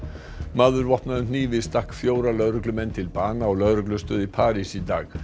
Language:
Icelandic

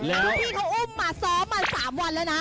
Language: Thai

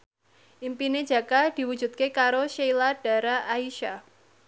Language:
Javanese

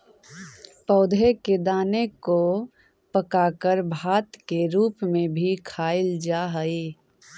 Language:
Magahi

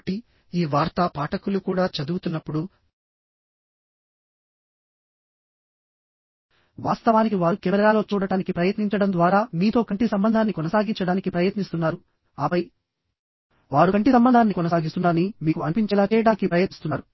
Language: Telugu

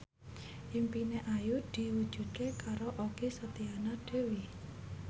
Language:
Javanese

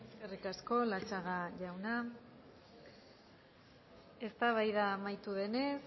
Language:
Basque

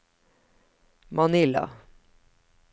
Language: Norwegian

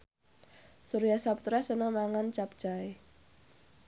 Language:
Javanese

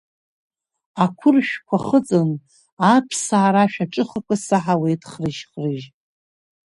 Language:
Abkhazian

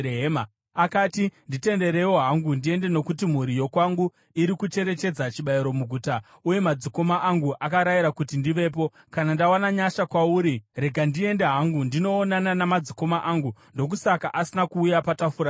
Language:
Shona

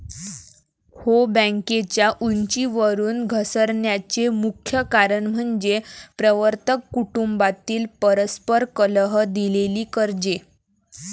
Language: Marathi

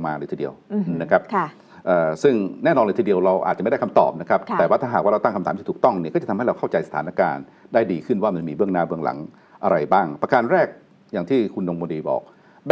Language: Thai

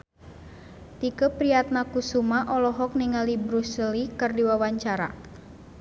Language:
Sundanese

